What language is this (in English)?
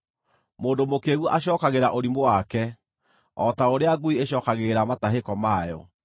Kikuyu